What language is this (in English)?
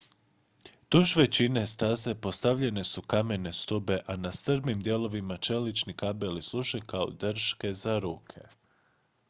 Croatian